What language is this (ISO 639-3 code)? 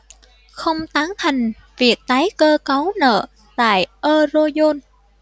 vie